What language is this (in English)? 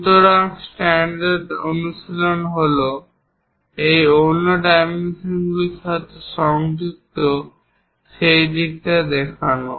Bangla